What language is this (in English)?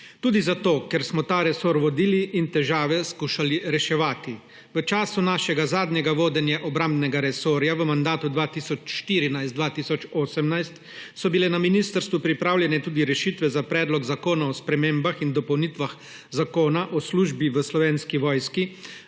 Slovenian